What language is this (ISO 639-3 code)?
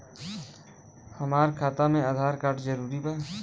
bho